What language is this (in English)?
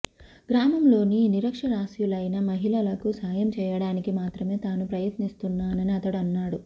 Telugu